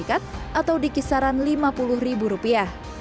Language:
Indonesian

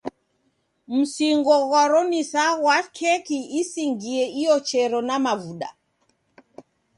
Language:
Taita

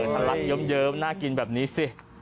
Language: Thai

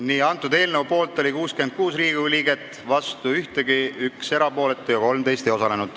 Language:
Estonian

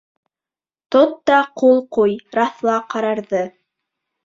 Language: Bashkir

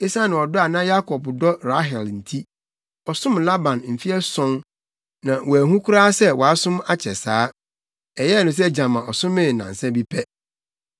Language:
Akan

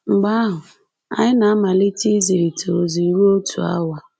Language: Igbo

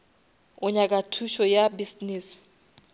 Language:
Northern Sotho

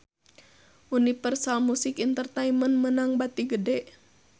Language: Sundanese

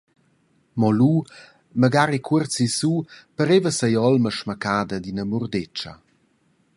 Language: Romansh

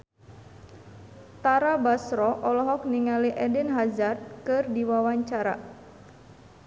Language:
Sundanese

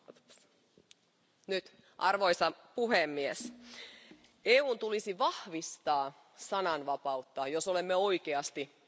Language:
Finnish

